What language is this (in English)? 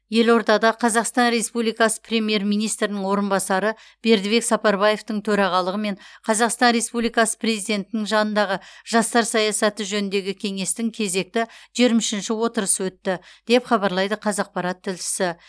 Kazakh